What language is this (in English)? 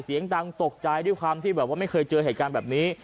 Thai